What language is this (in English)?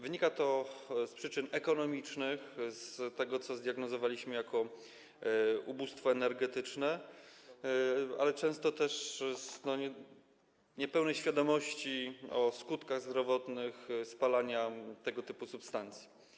Polish